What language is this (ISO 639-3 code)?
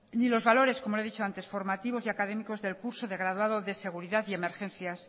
spa